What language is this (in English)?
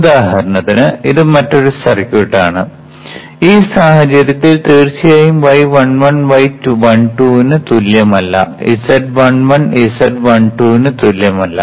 Malayalam